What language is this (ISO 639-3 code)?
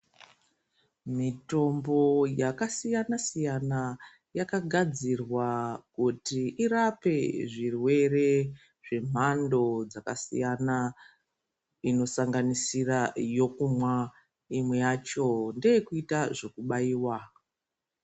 ndc